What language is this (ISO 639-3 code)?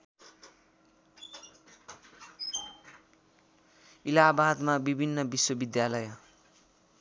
nep